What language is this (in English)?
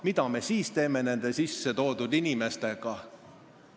Estonian